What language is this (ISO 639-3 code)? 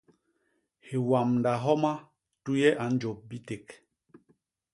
bas